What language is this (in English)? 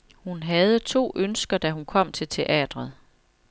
Danish